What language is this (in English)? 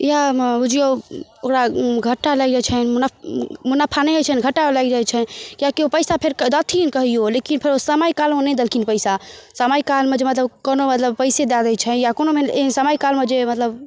Maithili